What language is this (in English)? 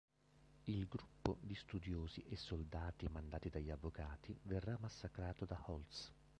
Italian